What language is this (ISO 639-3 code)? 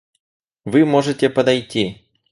rus